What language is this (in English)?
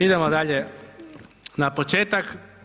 Croatian